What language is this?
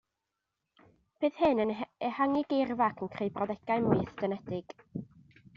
Welsh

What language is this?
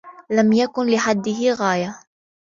Arabic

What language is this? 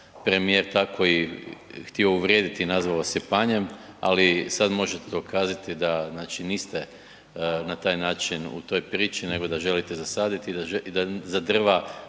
Croatian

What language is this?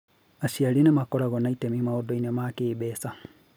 Kikuyu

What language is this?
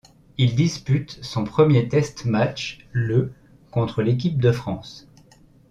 French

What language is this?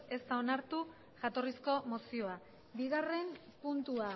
Basque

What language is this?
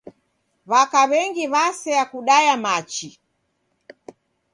Taita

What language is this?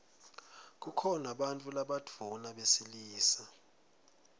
Swati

